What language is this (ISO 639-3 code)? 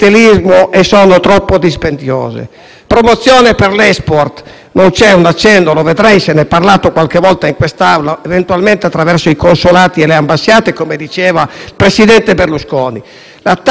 ita